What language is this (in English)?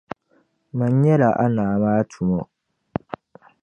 Dagbani